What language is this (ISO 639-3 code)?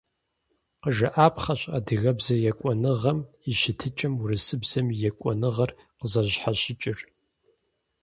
kbd